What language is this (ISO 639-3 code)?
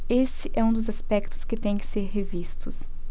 por